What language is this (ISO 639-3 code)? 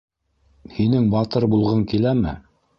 bak